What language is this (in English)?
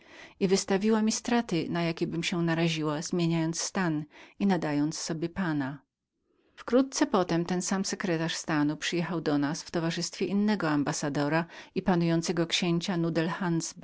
Polish